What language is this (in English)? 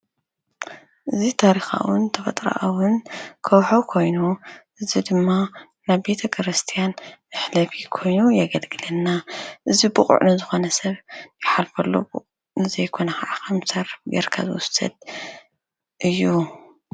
Tigrinya